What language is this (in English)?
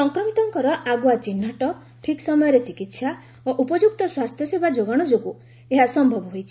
Odia